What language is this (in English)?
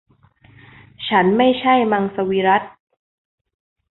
Thai